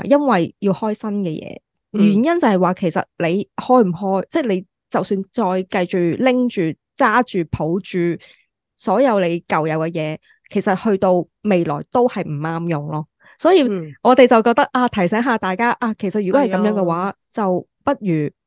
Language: Chinese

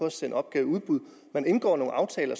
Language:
Danish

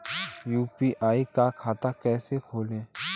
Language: Hindi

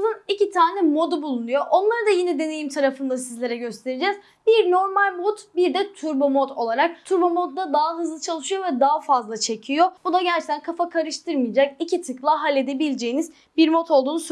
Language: Turkish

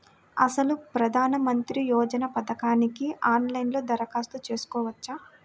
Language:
Telugu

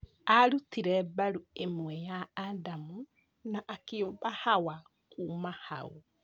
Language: Kikuyu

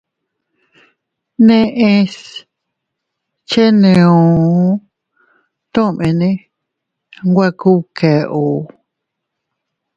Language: Teutila Cuicatec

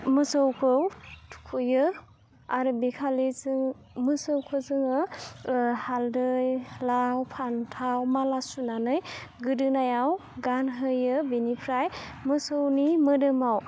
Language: Bodo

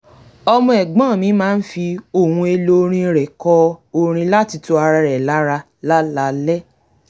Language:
Yoruba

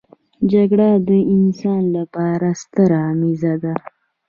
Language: Pashto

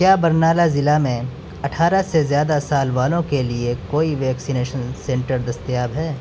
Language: Urdu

